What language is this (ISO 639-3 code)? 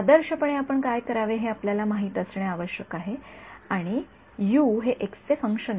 mar